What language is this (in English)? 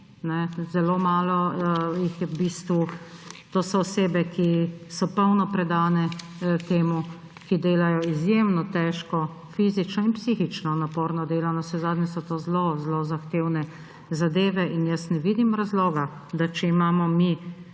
Slovenian